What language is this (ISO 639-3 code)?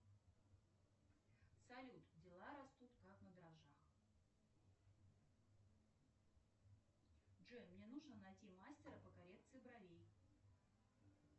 rus